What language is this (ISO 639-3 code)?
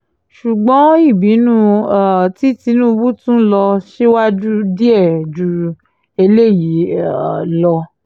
yor